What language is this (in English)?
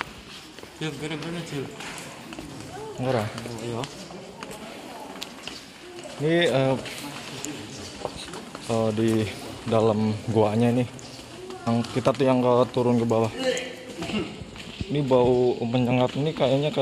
Indonesian